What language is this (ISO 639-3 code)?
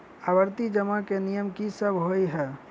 mai